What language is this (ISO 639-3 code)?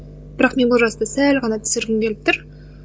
kaz